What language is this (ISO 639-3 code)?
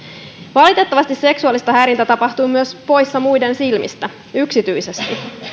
fin